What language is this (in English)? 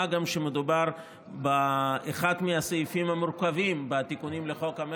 Hebrew